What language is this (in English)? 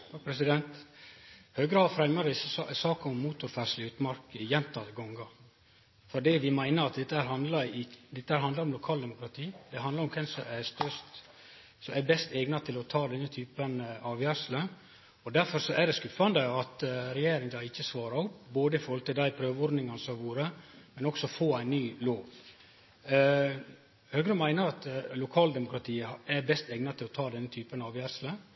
Norwegian Nynorsk